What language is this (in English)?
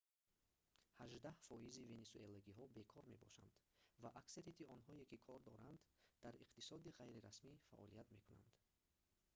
Tajik